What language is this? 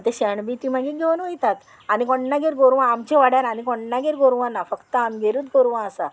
Konkani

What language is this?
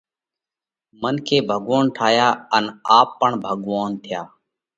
Parkari Koli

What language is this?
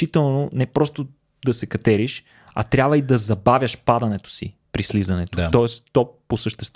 Bulgarian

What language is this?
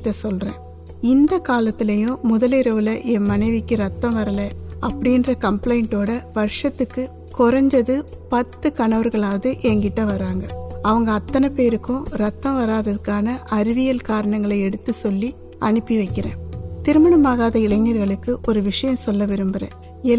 Tamil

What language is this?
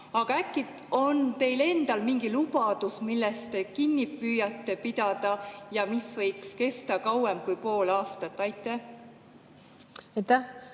Estonian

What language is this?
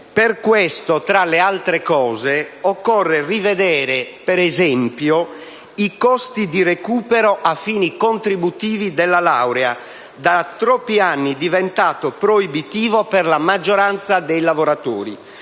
Italian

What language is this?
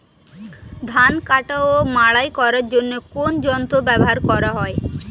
Bangla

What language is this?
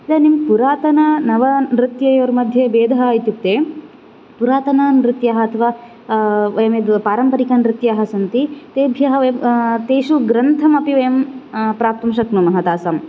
Sanskrit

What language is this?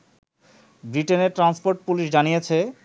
Bangla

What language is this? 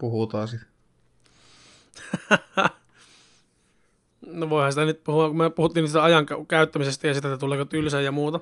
Finnish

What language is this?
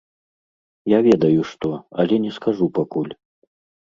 Belarusian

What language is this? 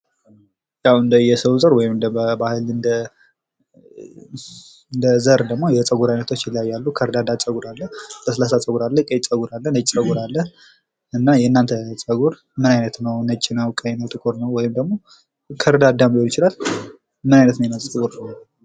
Amharic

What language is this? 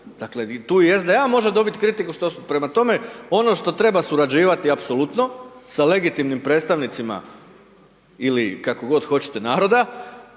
Croatian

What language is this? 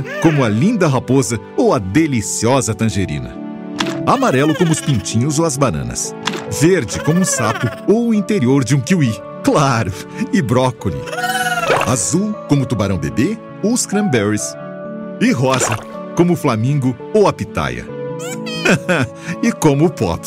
Portuguese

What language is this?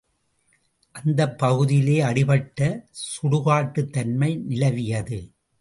Tamil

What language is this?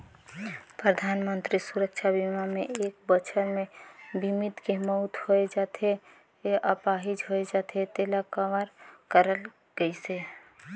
Chhattisgarhi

